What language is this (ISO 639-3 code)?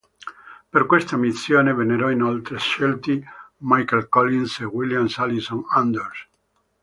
ita